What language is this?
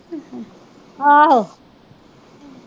Punjabi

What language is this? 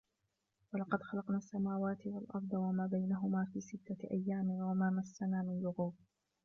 Arabic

